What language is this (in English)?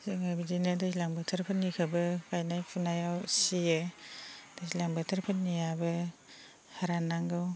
Bodo